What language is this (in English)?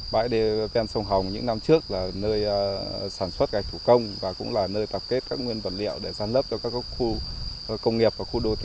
Vietnamese